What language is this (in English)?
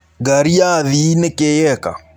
Kikuyu